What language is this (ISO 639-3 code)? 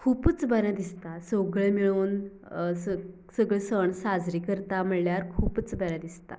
kok